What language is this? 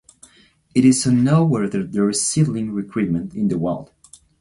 English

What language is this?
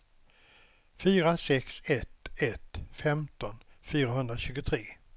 Swedish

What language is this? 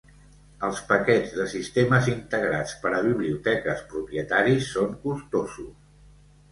Catalan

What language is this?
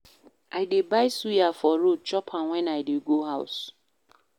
Nigerian Pidgin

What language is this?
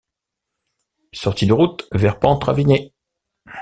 French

